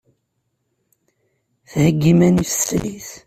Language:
Kabyle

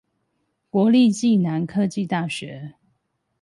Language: Chinese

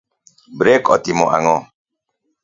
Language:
Luo (Kenya and Tanzania)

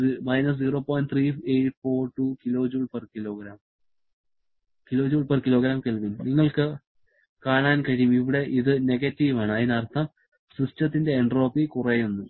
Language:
Malayalam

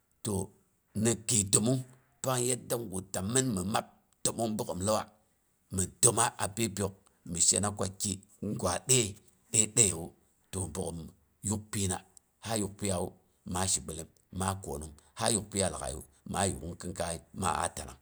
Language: Boghom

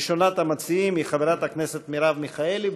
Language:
Hebrew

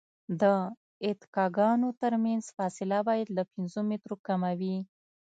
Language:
Pashto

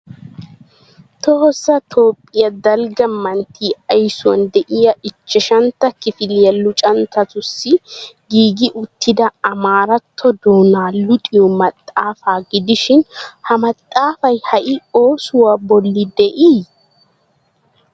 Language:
Wolaytta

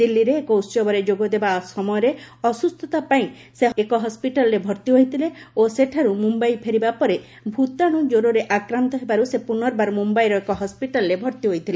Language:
Odia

